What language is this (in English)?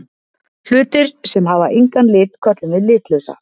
Icelandic